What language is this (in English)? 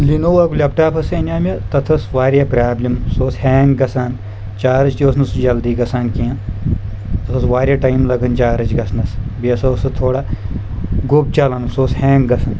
Kashmiri